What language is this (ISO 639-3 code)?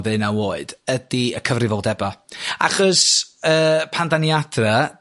cym